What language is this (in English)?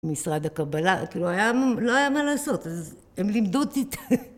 Hebrew